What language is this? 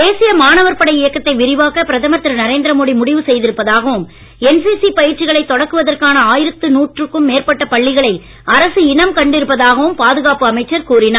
Tamil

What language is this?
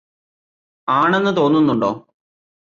Malayalam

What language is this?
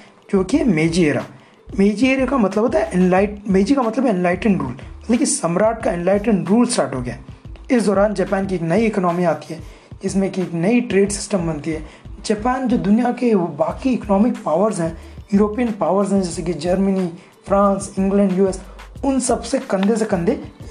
Hindi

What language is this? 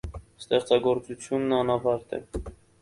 Armenian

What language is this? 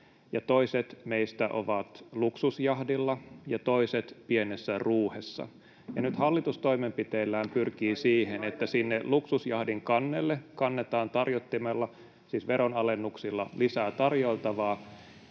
Finnish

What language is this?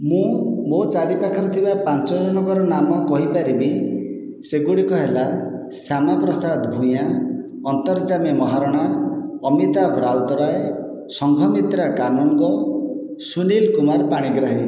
Odia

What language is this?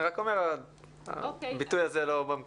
Hebrew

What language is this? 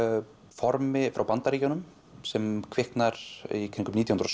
Icelandic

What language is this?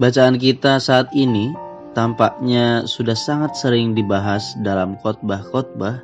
Indonesian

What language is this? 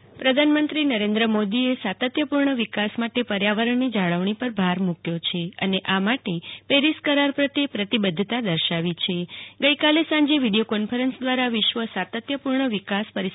Gujarati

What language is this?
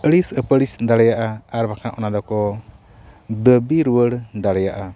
Santali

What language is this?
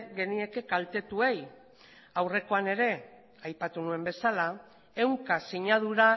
Basque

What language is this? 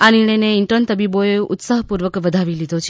Gujarati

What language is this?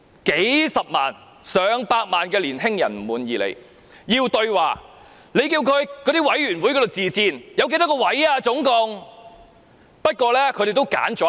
Cantonese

